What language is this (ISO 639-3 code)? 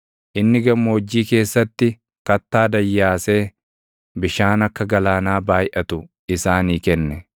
orm